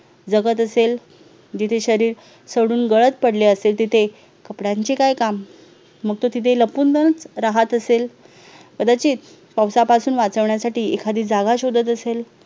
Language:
Marathi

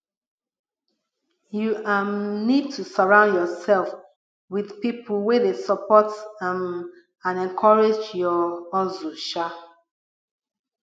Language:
Nigerian Pidgin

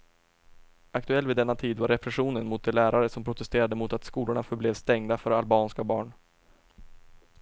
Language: Swedish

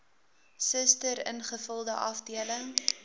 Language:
Afrikaans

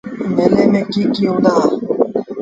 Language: Sindhi Bhil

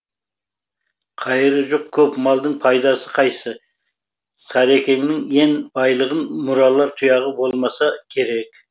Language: Kazakh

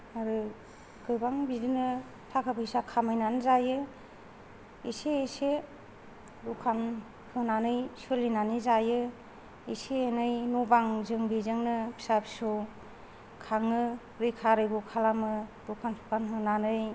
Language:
Bodo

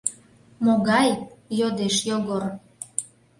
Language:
Mari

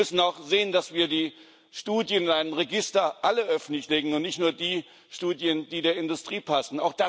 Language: German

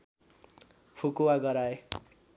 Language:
Nepali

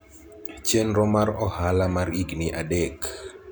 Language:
Luo (Kenya and Tanzania)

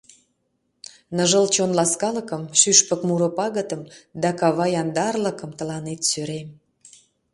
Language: Mari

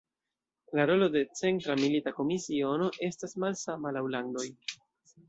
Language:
Esperanto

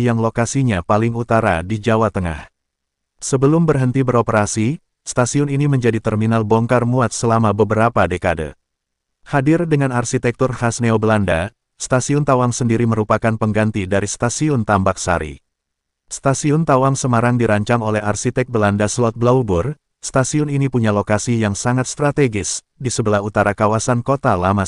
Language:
Indonesian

